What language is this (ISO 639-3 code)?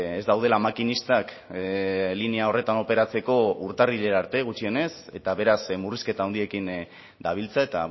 eus